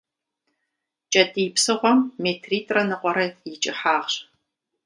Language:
Kabardian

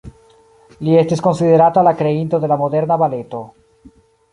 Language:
Esperanto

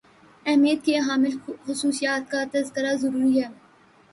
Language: Urdu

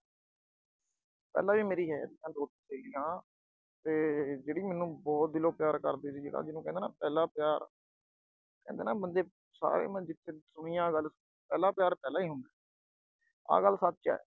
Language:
Punjabi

